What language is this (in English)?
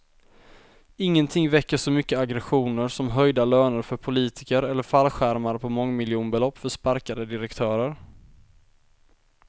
Swedish